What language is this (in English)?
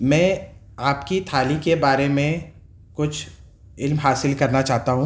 Urdu